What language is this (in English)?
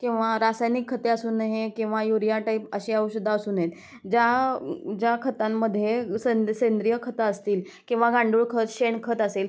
Marathi